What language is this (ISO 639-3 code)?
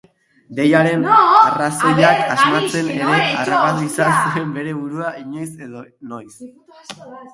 eus